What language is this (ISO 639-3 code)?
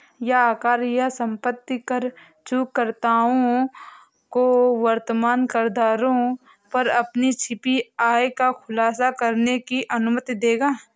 hin